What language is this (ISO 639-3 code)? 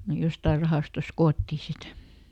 fin